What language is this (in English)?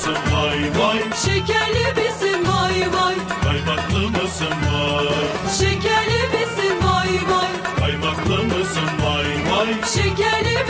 Turkish